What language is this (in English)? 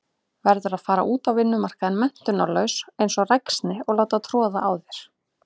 Icelandic